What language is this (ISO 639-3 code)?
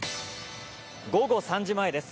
jpn